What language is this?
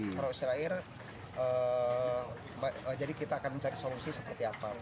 Indonesian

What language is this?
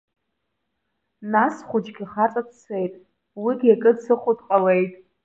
Abkhazian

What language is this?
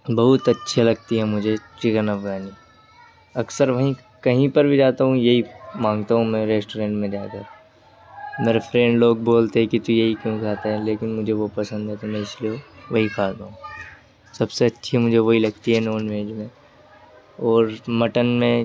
Urdu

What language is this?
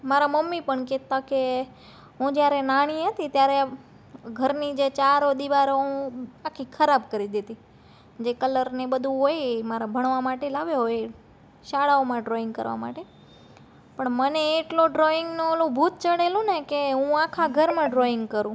Gujarati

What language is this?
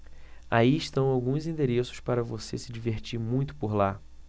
Portuguese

